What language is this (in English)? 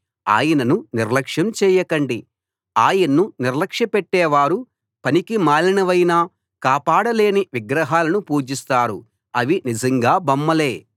Telugu